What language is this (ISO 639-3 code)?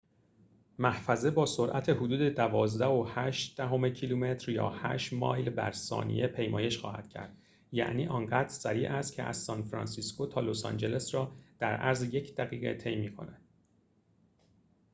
fas